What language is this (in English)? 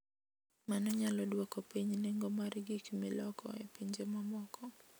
Luo (Kenya and Tanzania)